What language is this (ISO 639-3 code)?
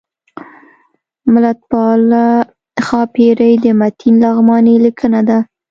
pus